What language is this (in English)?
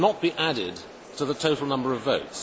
English